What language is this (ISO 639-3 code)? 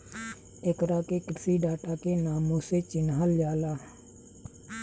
bho